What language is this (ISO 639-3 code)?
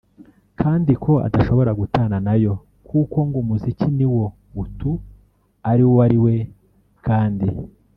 kin